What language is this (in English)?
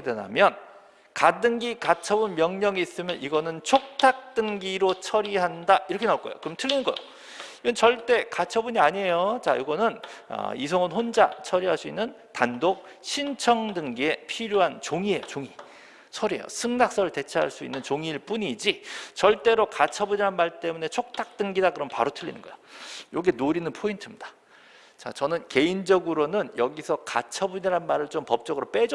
Korean